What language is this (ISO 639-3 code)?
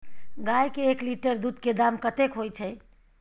mai